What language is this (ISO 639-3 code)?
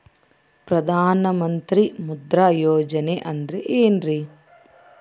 kan